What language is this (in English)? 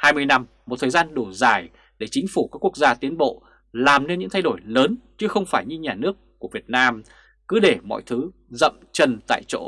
Vietnamese